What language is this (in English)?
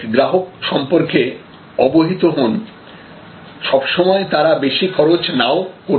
Bangla